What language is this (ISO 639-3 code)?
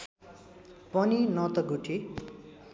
nep